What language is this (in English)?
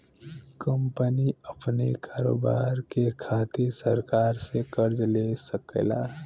Bhojpuri